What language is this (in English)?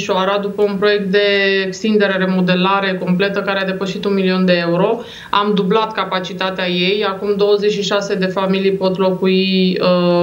Romanian